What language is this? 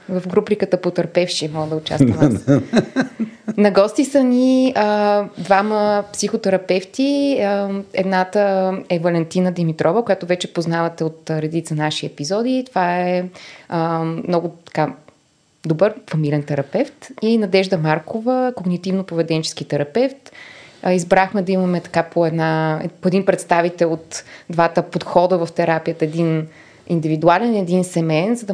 Bulgarian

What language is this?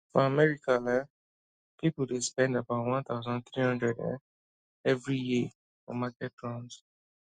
Nigerian Pidgin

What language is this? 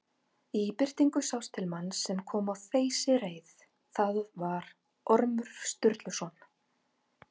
Icelandic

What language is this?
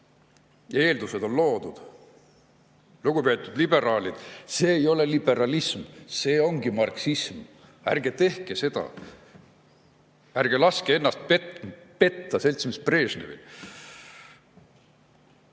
Estonian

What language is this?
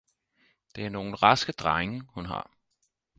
Danish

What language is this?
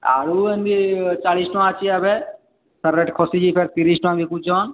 Odia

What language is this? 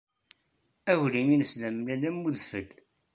Kabyle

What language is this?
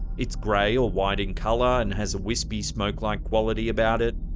English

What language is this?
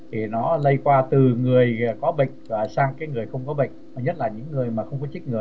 Vietnamese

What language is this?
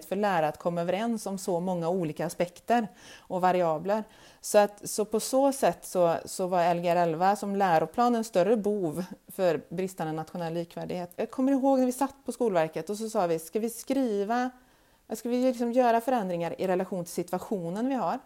Swedish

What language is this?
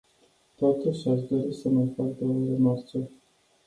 Romanian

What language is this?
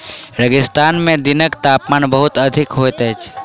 Maithili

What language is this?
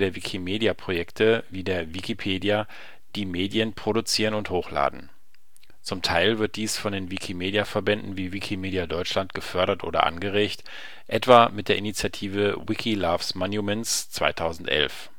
German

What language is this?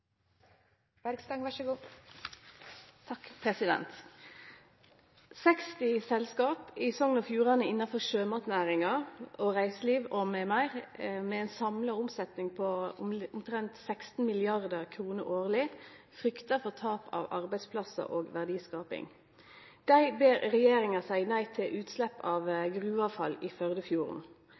Norwegian Nynorsk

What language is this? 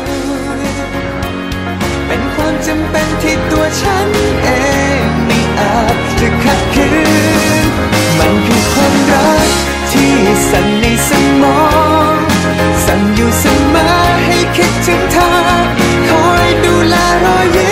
Thai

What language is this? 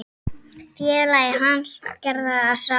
Icelandic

